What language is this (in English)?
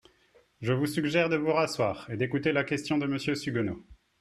French